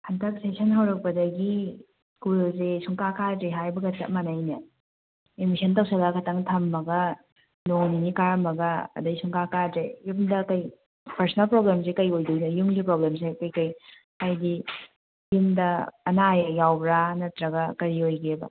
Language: Manipuri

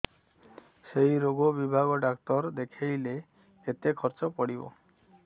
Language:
Odia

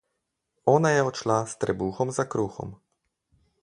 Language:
Slovenian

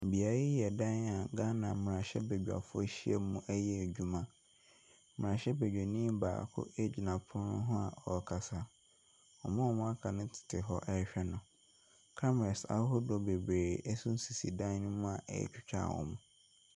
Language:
Akan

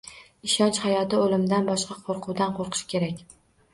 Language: Uzbek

